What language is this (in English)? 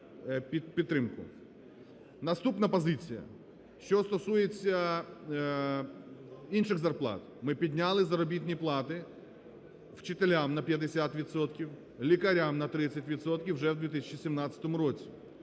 Ukrainian